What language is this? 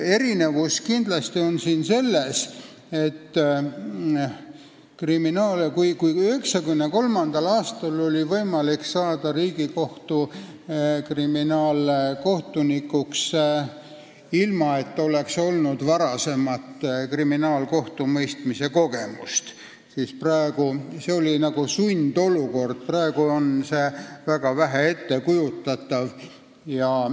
Estonian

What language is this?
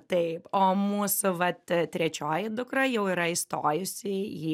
Lithuanian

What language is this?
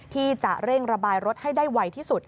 Thai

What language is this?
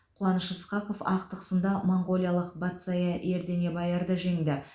Kazakh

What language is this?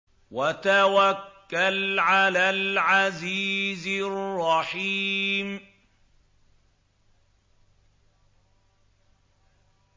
Arabic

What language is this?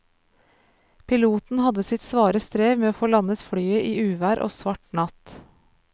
Norwegian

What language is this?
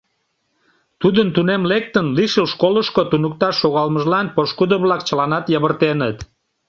Mari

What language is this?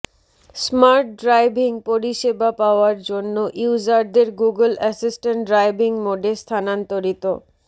Bangla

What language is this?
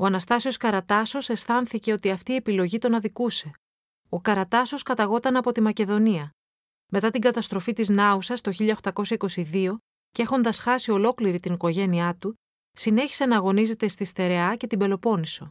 Greek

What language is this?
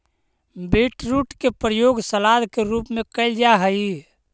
Magahi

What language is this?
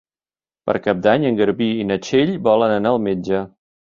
Catalan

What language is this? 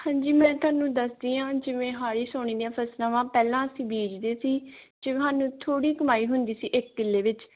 Punjabi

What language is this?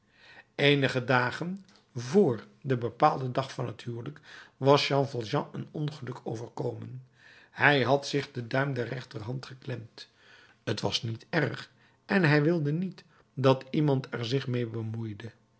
Dutch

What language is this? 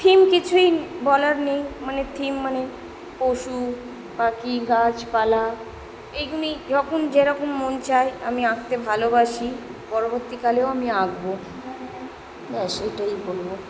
Bangla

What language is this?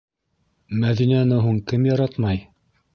Bashkir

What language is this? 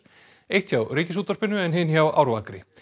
Icelandic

